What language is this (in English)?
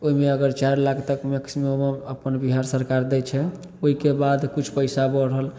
Maithili